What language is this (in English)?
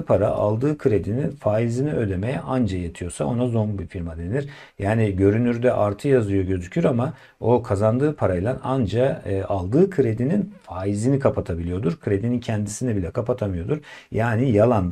Turkish